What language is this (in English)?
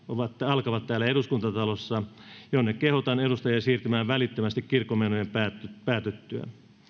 Finnish